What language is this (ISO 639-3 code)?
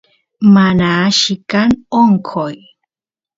qus